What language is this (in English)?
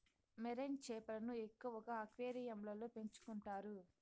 Telugu